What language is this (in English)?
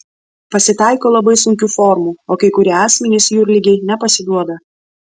Lithuanian